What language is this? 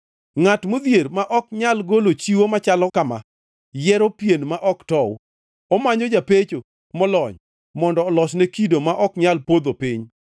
Luo (Kenya and Tanzania)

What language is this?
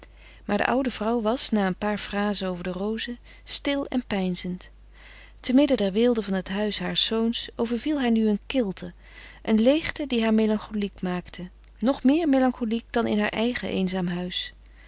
Dutch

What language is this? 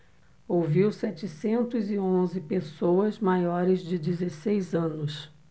Portuguese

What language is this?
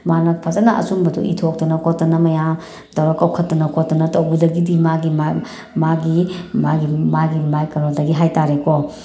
Manipuri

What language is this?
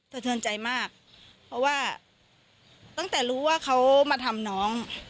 Thai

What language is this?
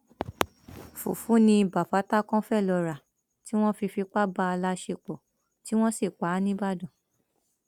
Yoruba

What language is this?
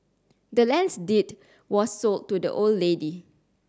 English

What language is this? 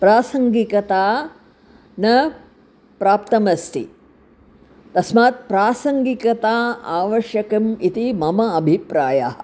Sanskrit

